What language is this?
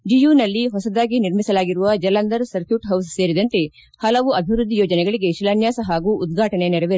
Kannada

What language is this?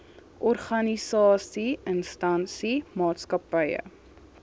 Afrikaans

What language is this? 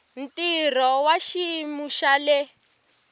Tsonga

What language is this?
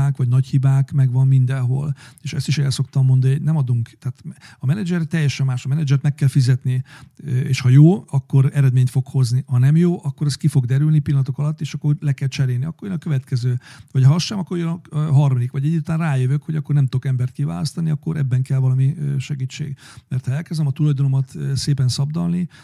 Hungarian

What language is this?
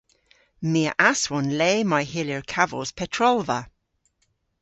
Cornish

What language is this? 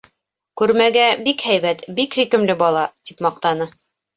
Bashkir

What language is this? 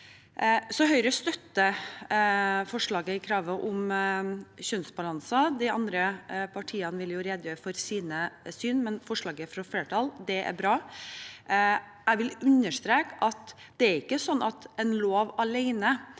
Norwegian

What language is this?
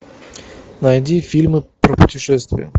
Russian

